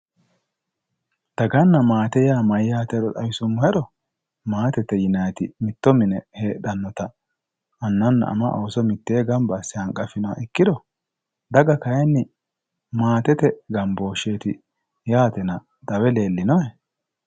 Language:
Sidamo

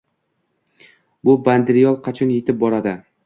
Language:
Uzbek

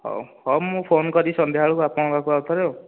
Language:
Odia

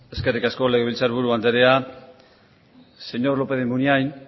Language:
Basque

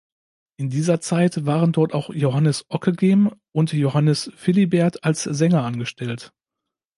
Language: German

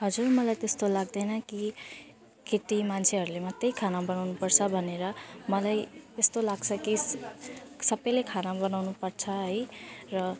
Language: Nepali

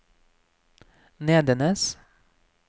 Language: Norwegian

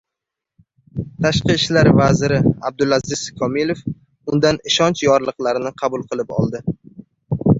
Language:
Uzbek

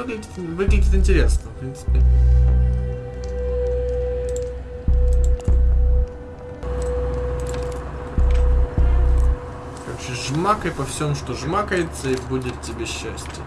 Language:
Russian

